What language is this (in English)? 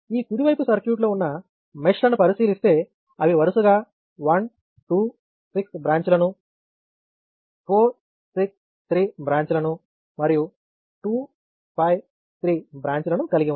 Telugu